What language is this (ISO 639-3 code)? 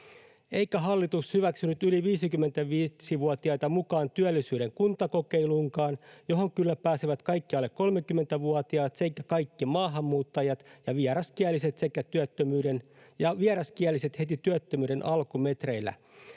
fin